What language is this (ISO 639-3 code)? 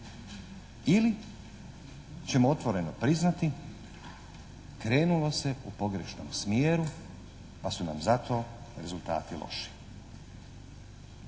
hrv